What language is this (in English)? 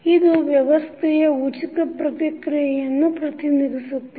Kannada